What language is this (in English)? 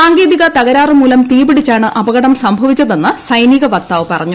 Malayalam